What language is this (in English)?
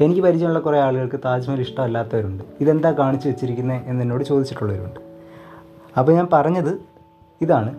Malayalam